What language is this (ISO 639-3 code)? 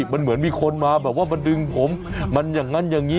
tha